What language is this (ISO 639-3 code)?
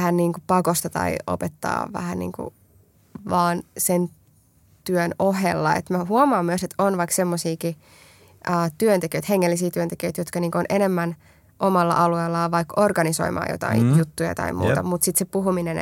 fin